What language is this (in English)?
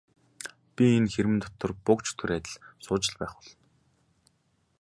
Mongolian